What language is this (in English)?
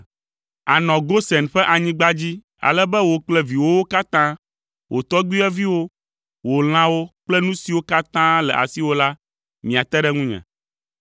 Ewe